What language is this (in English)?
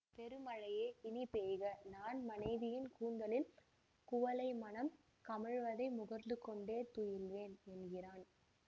Tamil